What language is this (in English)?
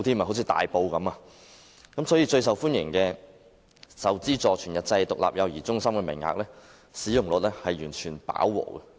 Cantonese